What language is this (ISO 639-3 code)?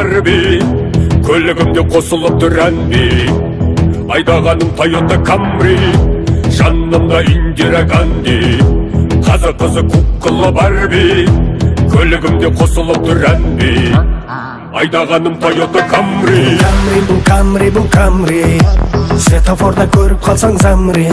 rus